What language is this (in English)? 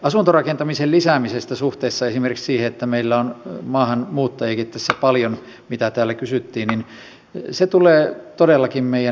Finnish